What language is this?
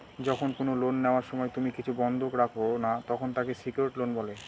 Bangla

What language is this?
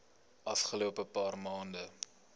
Afrikaans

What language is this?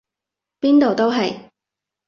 Cantonese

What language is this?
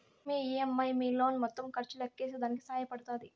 Telugu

